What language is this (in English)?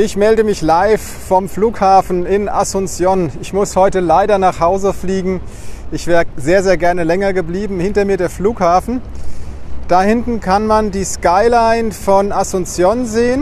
German